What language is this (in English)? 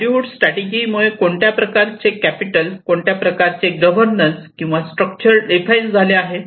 Marathi